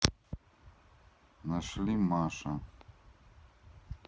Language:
Russian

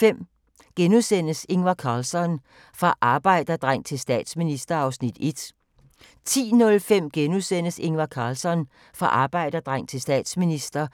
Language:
Danish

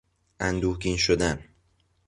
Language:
Persian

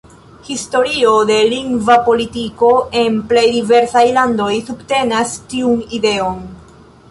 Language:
Esperanto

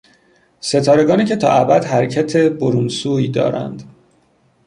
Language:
Persian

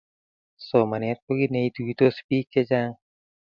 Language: Kalenjin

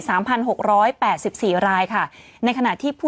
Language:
Thai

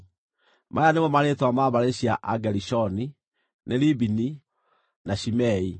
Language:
Kikuyu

